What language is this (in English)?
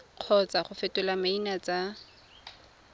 Tswana